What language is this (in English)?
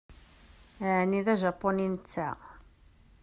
Kabyle